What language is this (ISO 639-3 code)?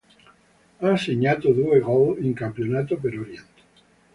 ita